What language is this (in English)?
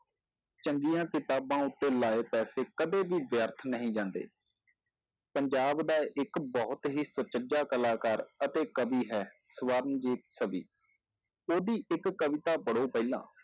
Punjabi